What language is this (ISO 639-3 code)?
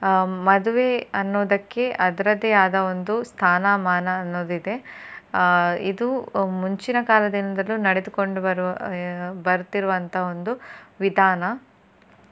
kan